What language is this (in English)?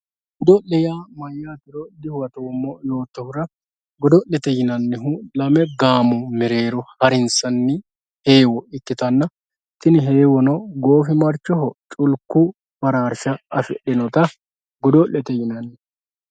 Sidamo